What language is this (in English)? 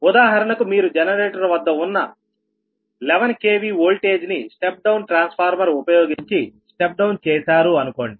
Telugu